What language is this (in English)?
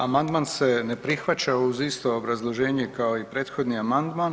Croatian